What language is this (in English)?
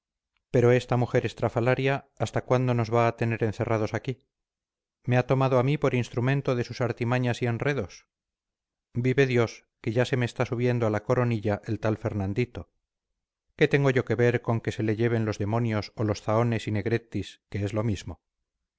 Spanish